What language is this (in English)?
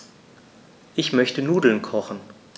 German